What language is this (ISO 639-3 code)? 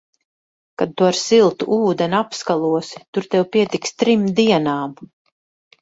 lav